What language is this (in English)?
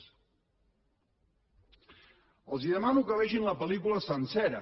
Catalan